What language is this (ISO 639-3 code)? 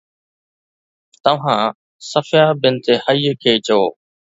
snd